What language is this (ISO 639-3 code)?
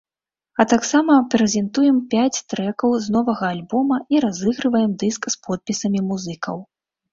bel